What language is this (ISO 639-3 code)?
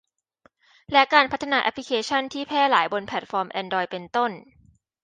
tha